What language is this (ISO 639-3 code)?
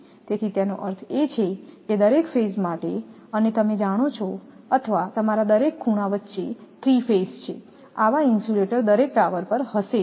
guj